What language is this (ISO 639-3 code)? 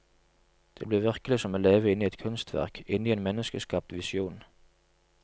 nor